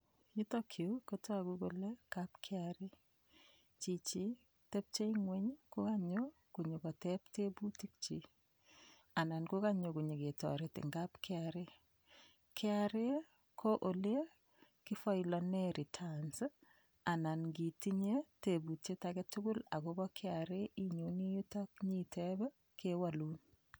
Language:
Kalenjin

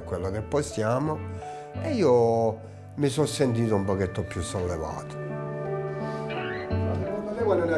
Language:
Italian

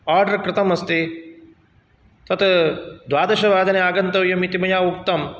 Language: Sanskrit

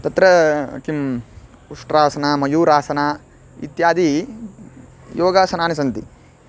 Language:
Sanskrit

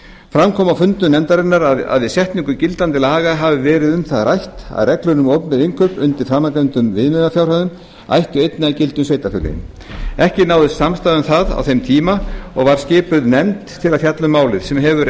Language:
Icelandic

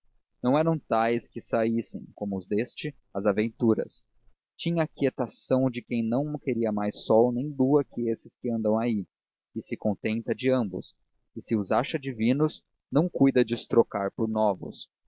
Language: Portuguese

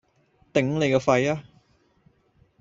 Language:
Cantonese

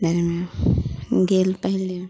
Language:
Maithili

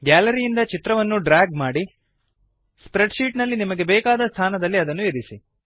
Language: Kannada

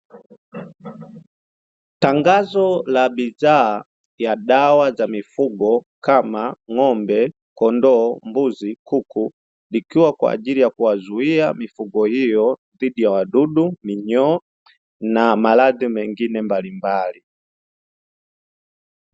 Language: Swahili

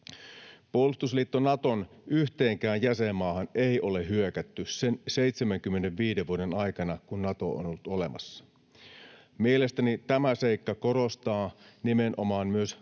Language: Finnish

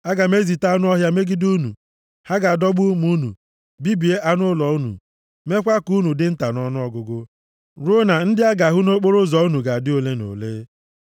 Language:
Igbo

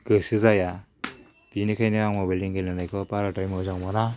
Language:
Bodo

